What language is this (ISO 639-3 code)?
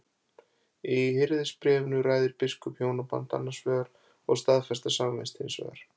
isl